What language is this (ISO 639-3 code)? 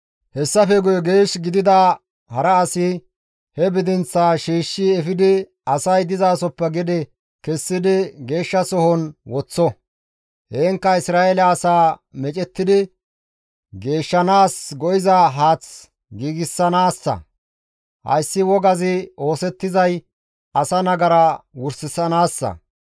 gmv